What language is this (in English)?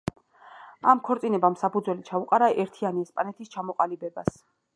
Georgian